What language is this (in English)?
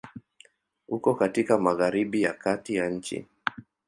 Swahili